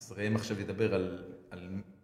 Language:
Hebrew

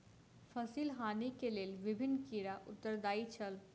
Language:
Maithili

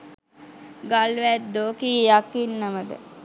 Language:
Sinhala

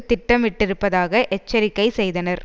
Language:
Tamil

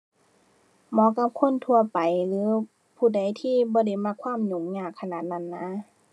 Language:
Thai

